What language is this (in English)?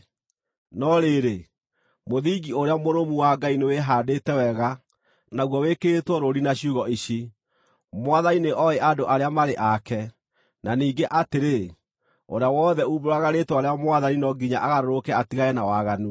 Kikuyu